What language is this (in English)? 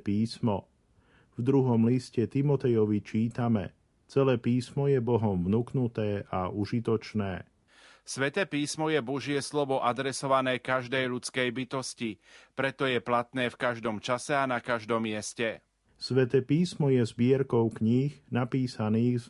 Slovak